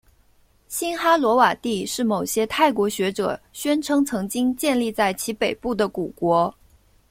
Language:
Chinese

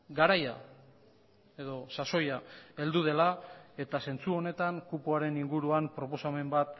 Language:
Basque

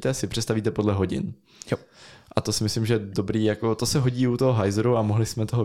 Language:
Czech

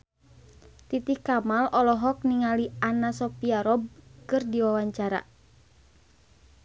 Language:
Sundanese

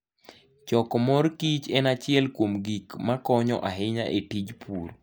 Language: Luo (Kenya and Tanzania)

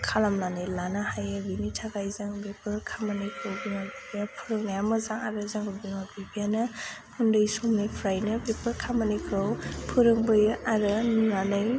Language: Bodo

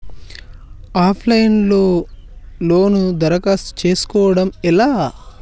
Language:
Telugu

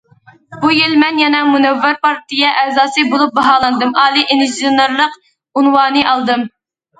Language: Uyghur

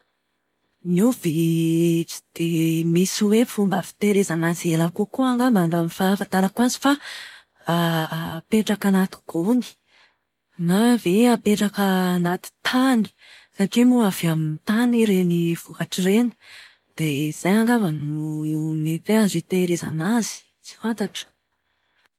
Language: Malagasy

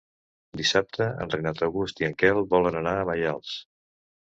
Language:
Catalan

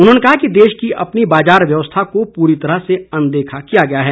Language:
Hindi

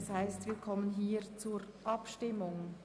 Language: Swiss German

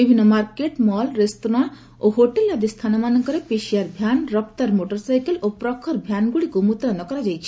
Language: Odia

